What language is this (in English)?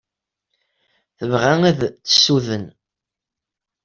Kabyle